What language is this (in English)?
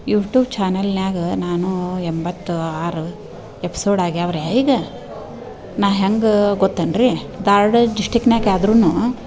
Kannada